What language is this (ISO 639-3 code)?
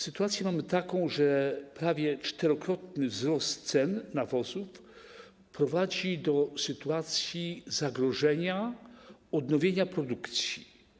pol